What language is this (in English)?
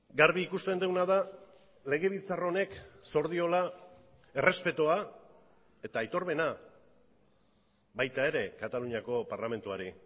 Basque